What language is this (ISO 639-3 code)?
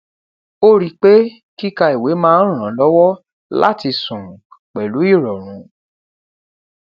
yor